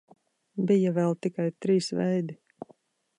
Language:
Latvian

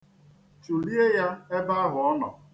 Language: Igbo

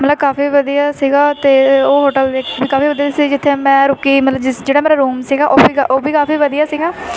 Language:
Punjabi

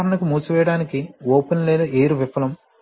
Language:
Telugu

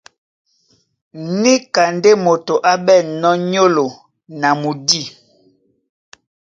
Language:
Duala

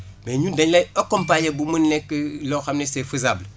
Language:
Wolof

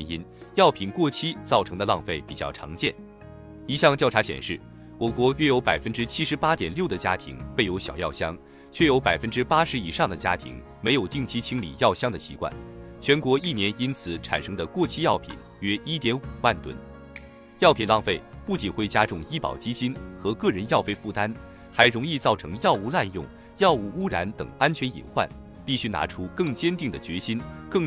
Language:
Chinese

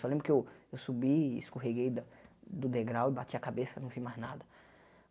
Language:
Portuguese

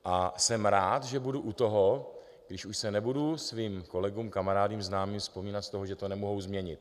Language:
Czech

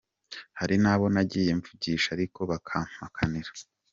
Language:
Kinyarwanda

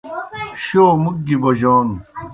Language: Kohistani Shina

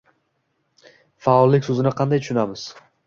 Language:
Uzbek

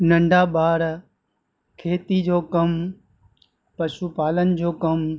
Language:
Sindhi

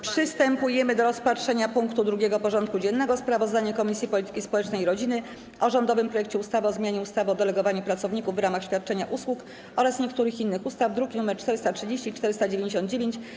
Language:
Polish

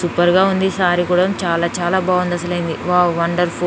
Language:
Telugu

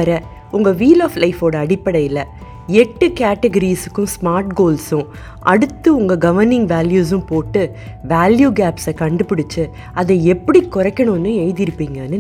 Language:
Tamil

